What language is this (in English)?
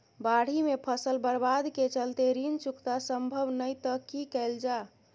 Maithili